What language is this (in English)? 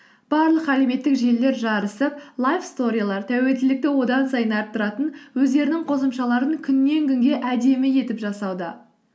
Kazakh